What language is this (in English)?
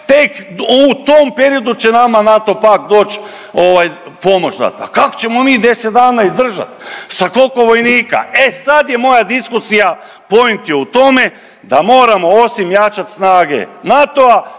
Croatian